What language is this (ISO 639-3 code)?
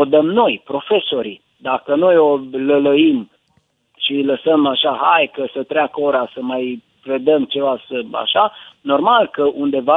ron